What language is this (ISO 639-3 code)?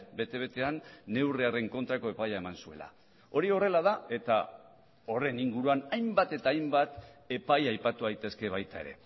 eus